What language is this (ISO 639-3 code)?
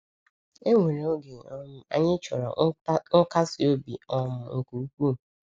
ibo